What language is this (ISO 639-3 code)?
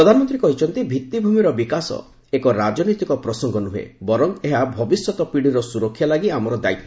ori